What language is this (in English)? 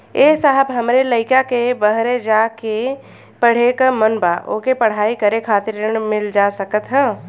Bhojpuri